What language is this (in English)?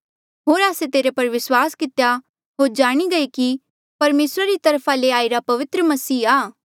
Mandeali